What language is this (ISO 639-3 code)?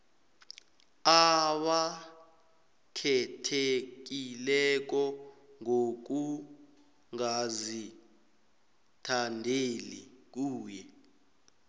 nbl